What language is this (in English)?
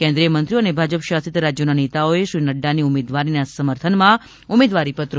Gujarati